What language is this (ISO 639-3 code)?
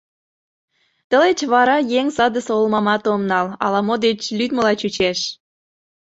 chm